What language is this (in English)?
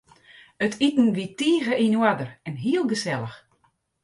Western Frisian